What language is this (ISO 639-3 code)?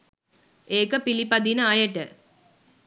sin